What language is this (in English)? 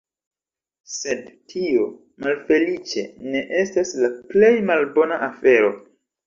Esperanto